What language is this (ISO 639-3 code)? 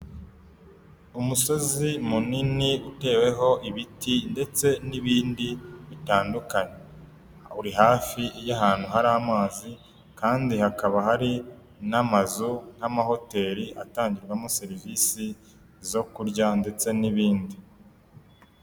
kin